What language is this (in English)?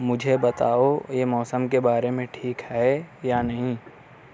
Urdu